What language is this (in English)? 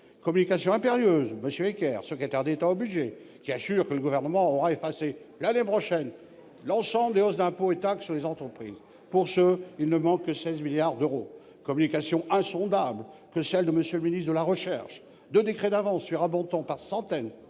French